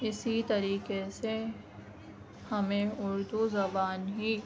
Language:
Urdu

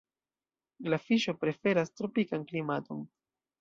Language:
Esperanto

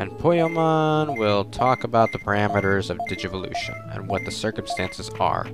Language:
English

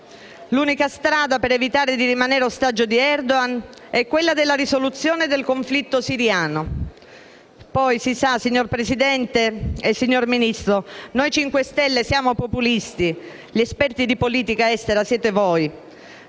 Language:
Italian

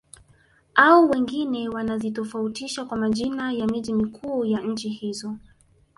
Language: Swahili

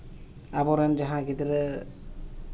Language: Santali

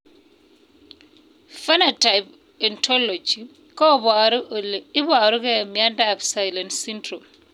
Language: Kalenjin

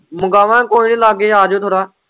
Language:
Punjabi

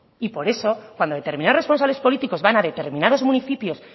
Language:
Spanish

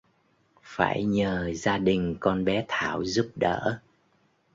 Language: Vietnamese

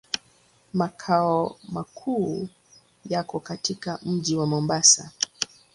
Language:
Swahili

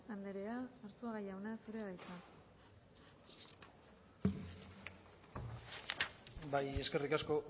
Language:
Basque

